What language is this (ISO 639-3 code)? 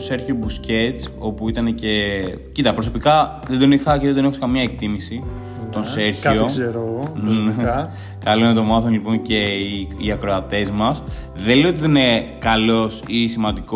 ell